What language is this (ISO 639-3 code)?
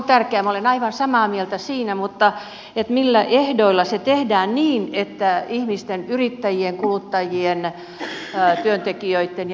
fin